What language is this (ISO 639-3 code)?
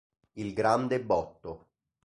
ita